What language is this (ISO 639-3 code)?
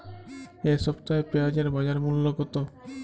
ben